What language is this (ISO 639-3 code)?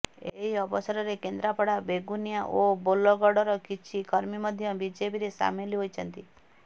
ori